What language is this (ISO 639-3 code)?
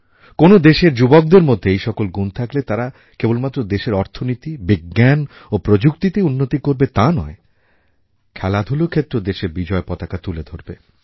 ben